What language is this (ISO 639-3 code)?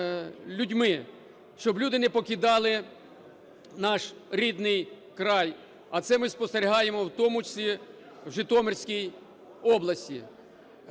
ukr